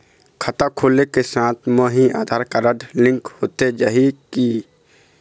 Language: Chhattisgarhi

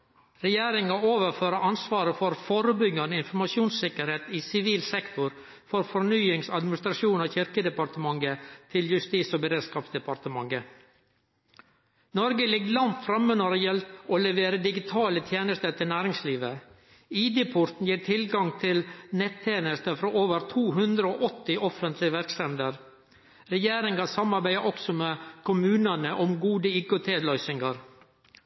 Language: Norwegian Nynorsk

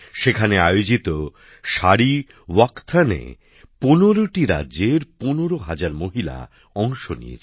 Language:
Bangla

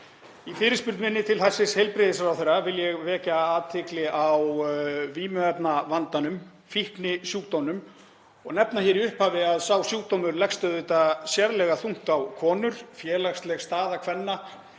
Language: Icelandic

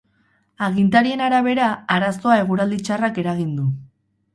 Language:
Basque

